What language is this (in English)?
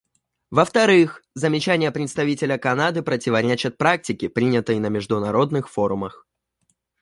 Russian